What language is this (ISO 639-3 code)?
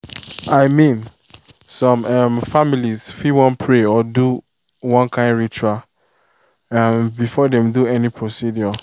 pcm